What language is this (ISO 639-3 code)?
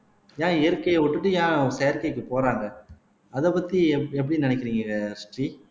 tam